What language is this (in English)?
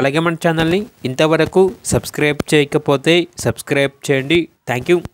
Telugu